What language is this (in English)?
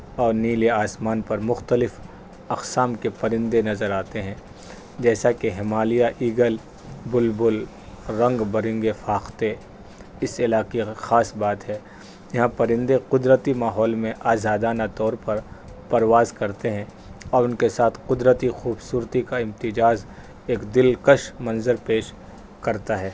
Urdu